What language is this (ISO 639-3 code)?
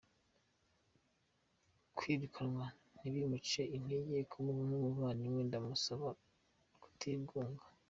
kin